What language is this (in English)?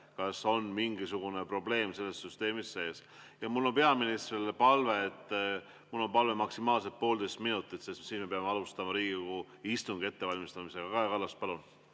Estonian